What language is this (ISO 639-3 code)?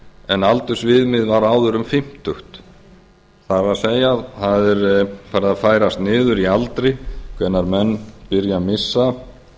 isl